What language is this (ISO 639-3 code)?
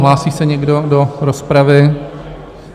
ces